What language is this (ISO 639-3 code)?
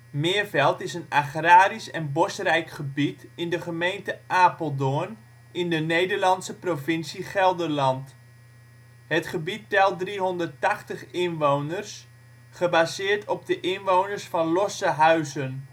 nld